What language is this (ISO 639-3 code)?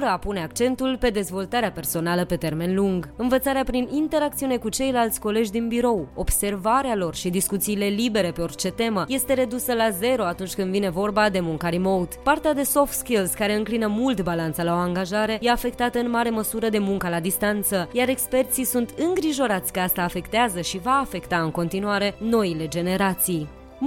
ron